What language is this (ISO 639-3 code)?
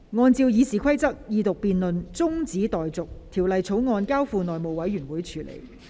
yue